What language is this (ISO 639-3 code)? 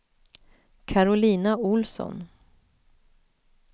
swe